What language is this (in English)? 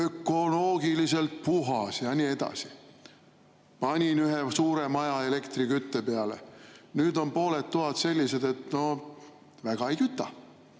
Estonian